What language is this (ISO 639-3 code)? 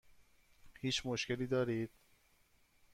fas